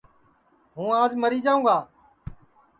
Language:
Sansi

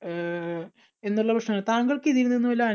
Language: Malayalam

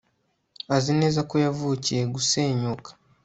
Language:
Kinyarwanda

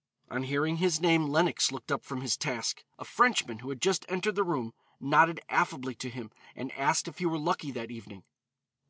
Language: English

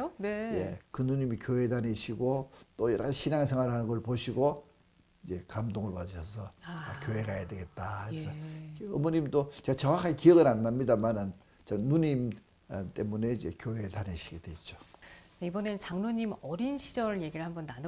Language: Korean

